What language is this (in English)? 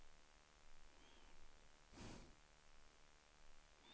Swedish